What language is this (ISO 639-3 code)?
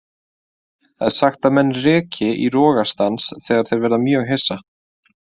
isl